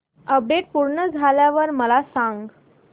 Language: Marathi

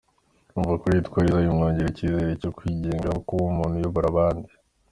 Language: Kinyarwanda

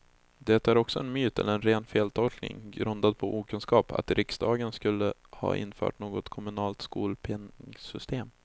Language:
Swedish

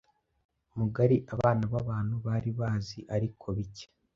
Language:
Kinyarwanda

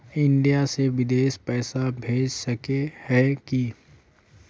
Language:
Magahi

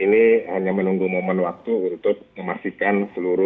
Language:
Indonesian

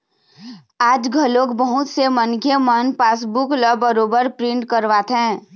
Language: Chhattisgarhi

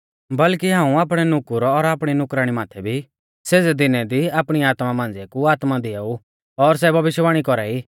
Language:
Mahasu Pahari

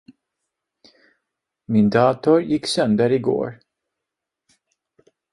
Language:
Swedish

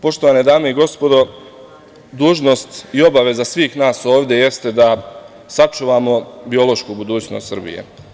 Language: Serbian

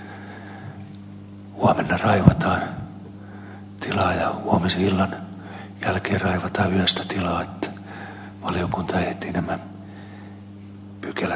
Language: Finnish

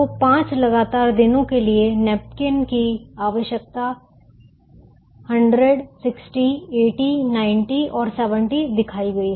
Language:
Hindi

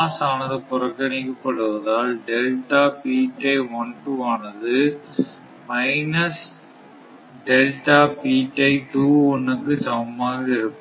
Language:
Tamil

